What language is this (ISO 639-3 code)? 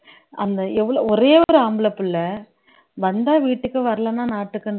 tam